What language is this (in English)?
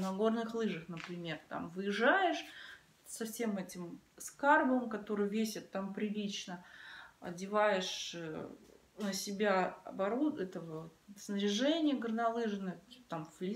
Russian